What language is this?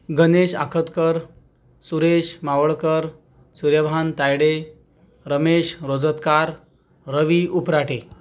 Marathi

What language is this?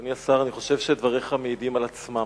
Hebrew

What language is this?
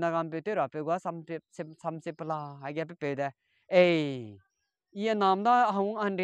Thai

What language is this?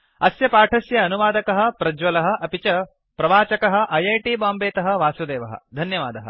Sanskrit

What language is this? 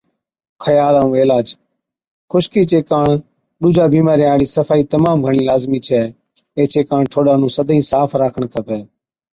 Od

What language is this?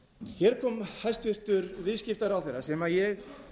Icelandic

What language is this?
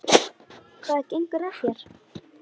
Icelandic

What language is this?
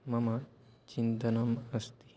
Sanskrit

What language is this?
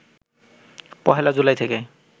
Bangla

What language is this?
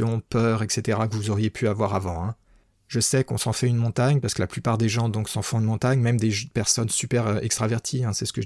French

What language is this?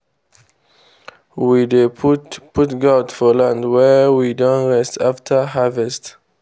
Nigerian Pidgin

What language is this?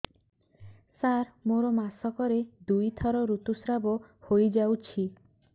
Odia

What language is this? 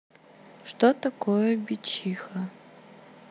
Russian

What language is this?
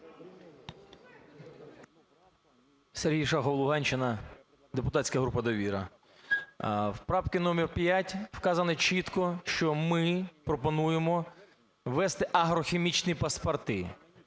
Ukrainian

